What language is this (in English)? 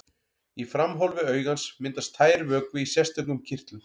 Icelandic